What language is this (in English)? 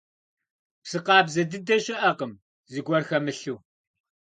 Kabardian